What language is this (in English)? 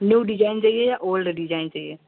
Hindi